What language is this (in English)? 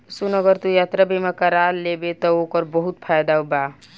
Bhojpuri